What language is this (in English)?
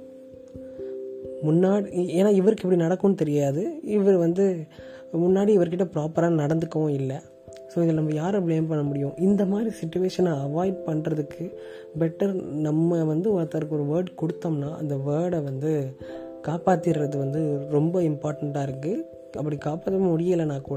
Tamil